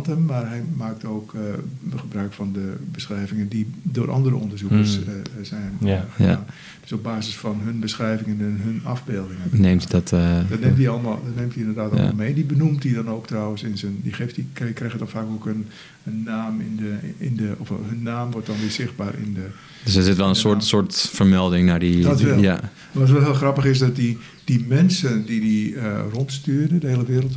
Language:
Dutch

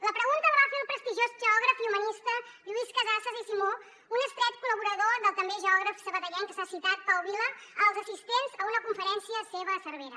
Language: Catalan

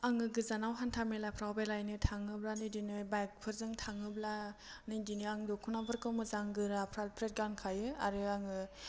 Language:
Bodo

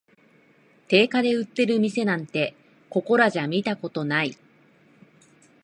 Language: Japanese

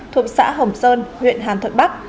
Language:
Vietnamese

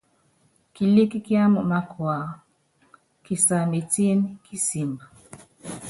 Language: Yangben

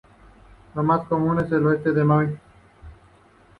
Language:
Spanish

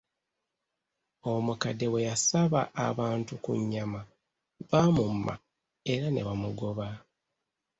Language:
Ganda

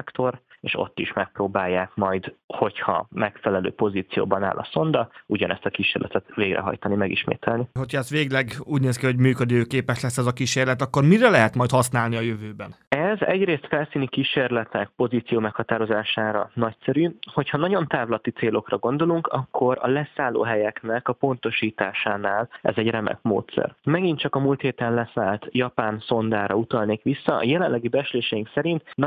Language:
Hungarian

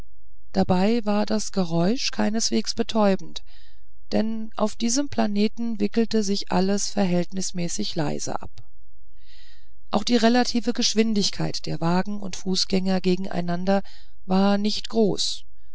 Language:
German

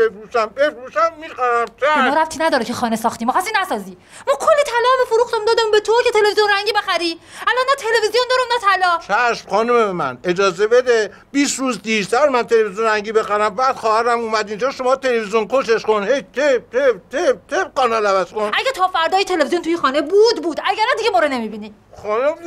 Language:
Persian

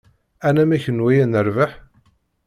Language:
Kabyle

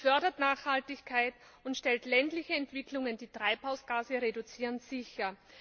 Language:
German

